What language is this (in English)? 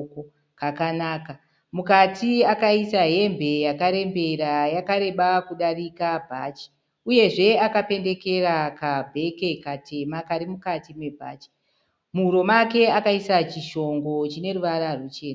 Shona